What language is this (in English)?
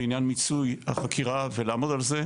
Hebrew